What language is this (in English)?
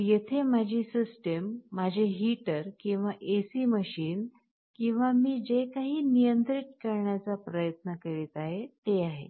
Marathi